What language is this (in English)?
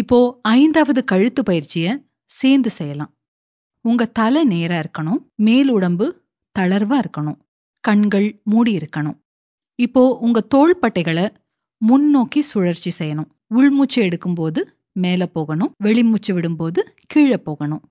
Tamil